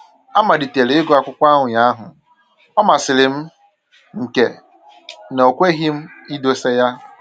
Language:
Igbo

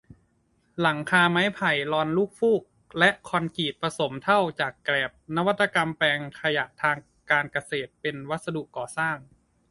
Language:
Thai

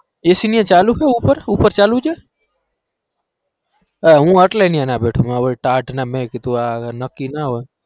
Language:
Gujarati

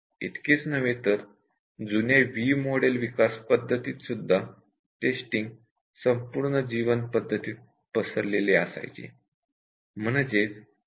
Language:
Marathi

